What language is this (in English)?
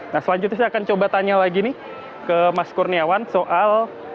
Indonesian